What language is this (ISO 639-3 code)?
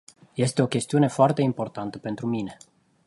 ron